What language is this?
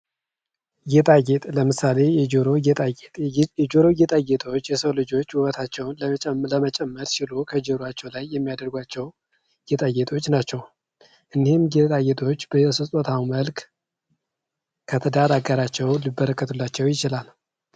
Amharic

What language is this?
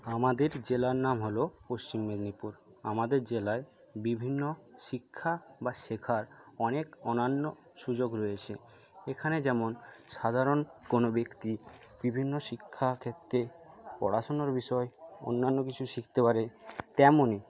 Bangla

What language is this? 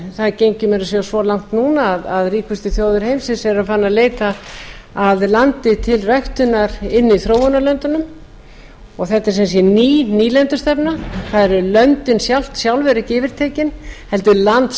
Icelandic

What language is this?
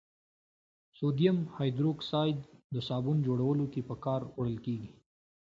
Pashto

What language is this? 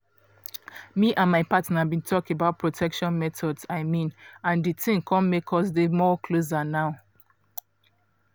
Nigerian Pidgin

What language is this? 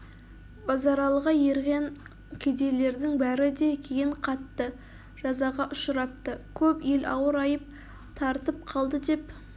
Kazakh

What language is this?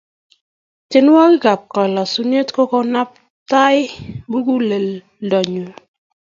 Kalenjin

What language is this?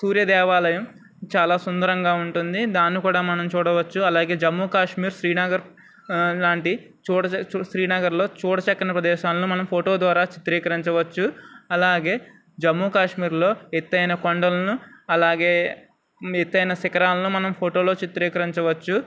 Telugu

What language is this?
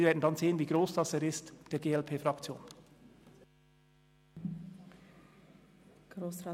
Swiss German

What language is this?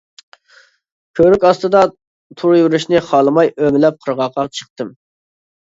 Uyghur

